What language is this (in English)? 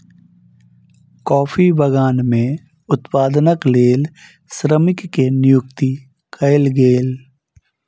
Maithili